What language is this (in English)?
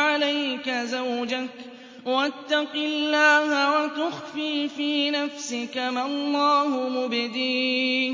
Arabic